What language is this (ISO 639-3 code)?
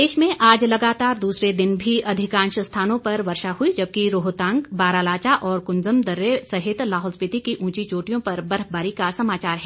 hin